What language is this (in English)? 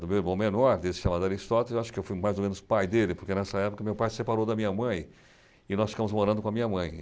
Portuguese